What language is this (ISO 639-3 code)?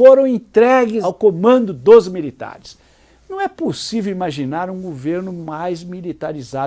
por